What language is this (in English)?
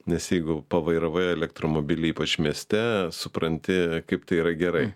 Lithuanian